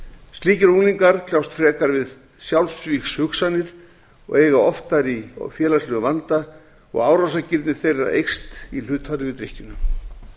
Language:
Icelandic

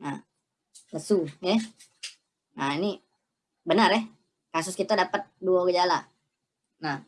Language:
Indonesian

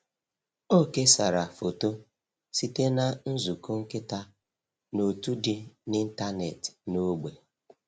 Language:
Igbo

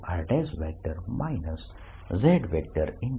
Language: Gujarati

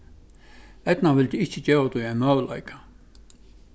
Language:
Faroese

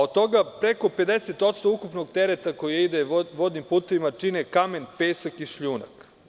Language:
Serbian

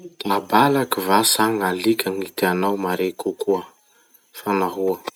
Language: Masikoro Malagasy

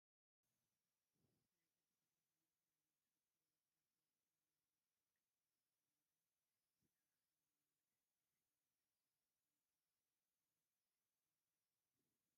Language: Tigrinya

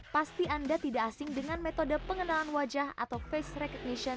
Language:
Indonesian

